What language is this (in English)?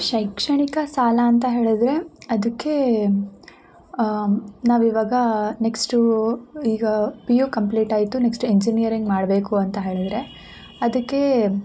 Kannada